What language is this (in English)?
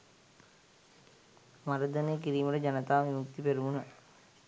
Sinhala